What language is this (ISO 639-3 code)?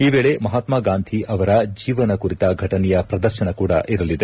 kan